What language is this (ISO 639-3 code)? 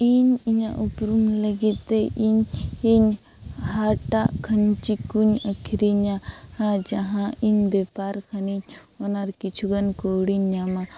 sat